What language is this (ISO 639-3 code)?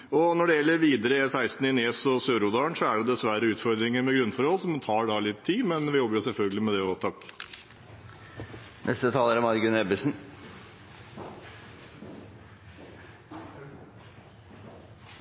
nob